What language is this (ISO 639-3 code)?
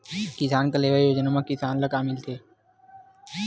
hne